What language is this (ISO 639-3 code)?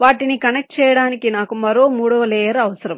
tel